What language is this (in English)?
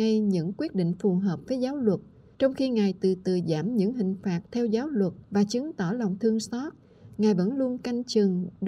Vietnamese